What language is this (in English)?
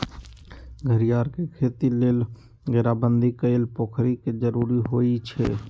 Magahi